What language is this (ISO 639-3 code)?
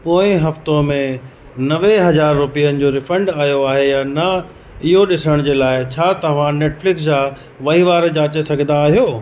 snd